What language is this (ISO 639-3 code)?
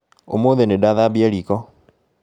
kik